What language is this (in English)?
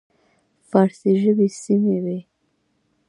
Pashto